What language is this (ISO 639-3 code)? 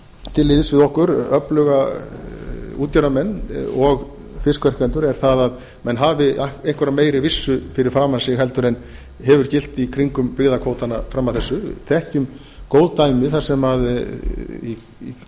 isl